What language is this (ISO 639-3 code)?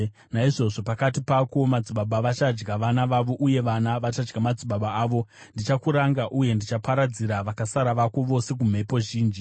sna